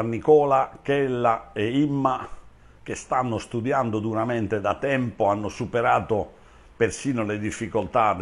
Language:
Italian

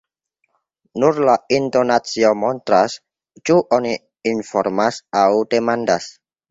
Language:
Esperanto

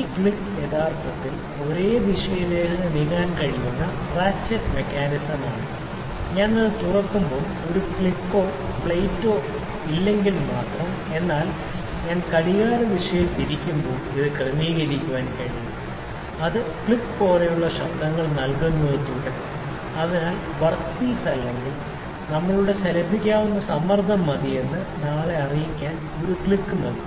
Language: Malayalam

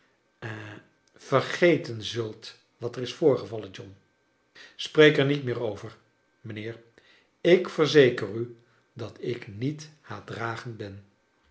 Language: Dutch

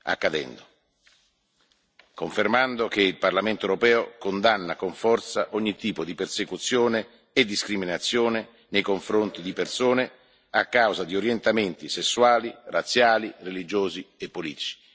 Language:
Italian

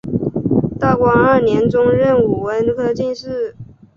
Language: Chinese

